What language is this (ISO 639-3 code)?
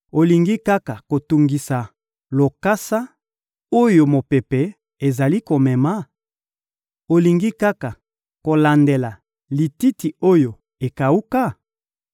lin